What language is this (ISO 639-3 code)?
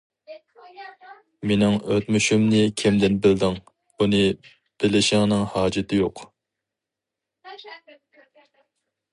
uig